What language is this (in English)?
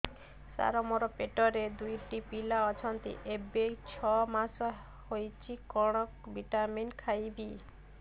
Odia